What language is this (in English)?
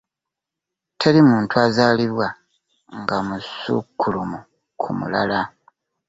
Ganda